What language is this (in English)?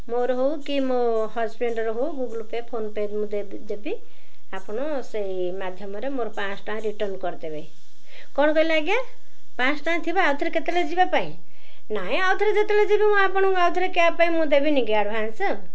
Odia